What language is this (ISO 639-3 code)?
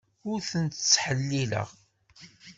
kab